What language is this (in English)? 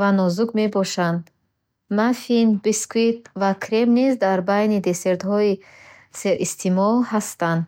Bukharic